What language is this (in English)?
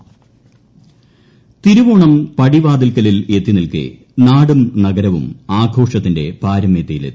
Malayalam